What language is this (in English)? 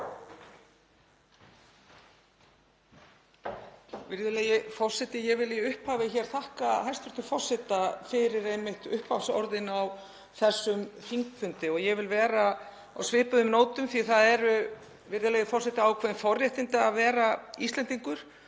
Icelandic